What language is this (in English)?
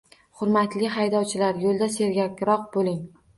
Uzbek